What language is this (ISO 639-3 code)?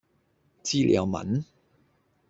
yue